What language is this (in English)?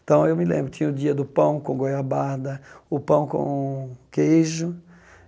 Portuguese